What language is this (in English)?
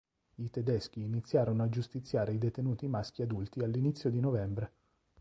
Italian